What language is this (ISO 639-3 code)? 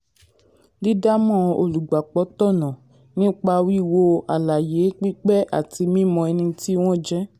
yor